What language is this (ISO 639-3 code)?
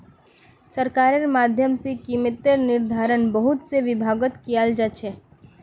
mag